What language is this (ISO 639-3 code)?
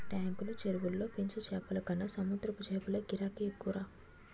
tel